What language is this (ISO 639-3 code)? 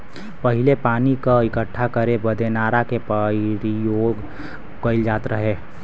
bho